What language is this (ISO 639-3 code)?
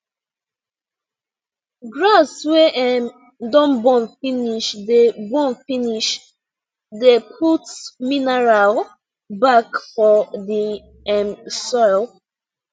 pcm